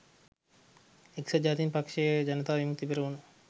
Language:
Sinhala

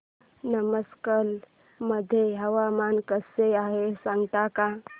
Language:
Marathi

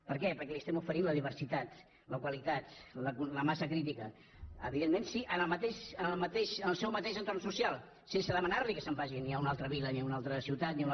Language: Catalan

